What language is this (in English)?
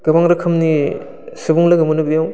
Bodo